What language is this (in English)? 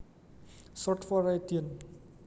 Javanese